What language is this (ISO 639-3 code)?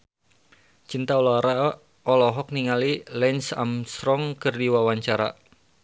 sun